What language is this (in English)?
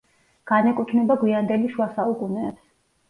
Georgian